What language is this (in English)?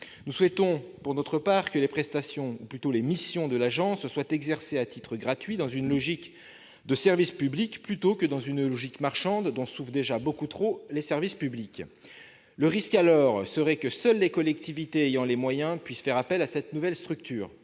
French